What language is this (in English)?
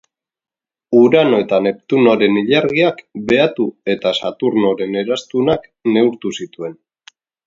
Basque